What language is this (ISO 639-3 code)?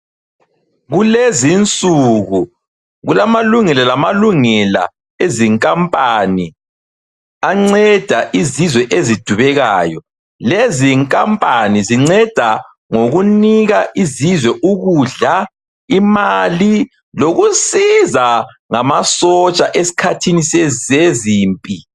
nde